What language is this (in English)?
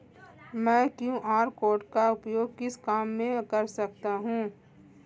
Hindi